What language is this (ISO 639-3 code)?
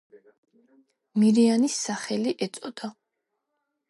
kat